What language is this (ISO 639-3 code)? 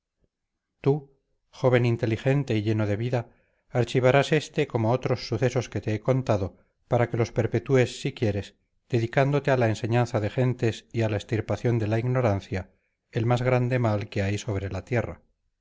spa